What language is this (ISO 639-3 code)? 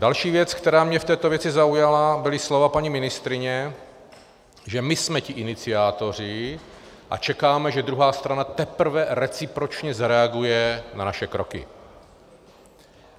ces